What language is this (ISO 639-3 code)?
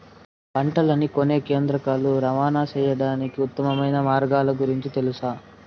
tel